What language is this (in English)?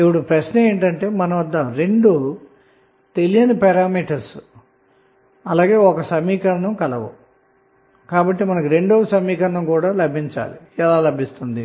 Telugu